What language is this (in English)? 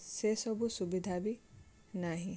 Odia